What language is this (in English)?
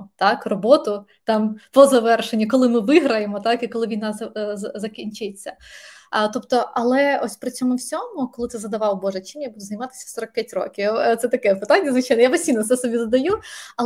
Ukrainian